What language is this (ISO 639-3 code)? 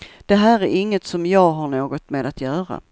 swe